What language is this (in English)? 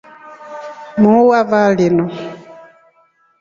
Rombo